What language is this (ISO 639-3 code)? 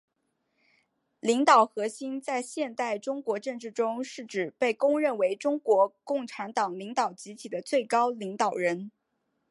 zho